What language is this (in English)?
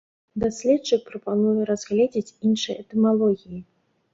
Belarusian